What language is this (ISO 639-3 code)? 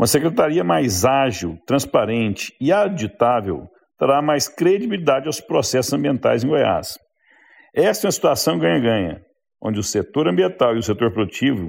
por